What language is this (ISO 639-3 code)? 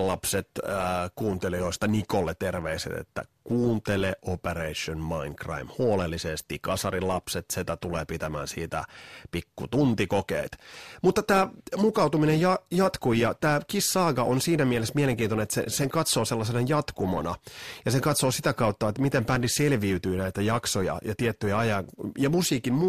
fin